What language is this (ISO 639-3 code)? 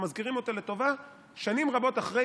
heb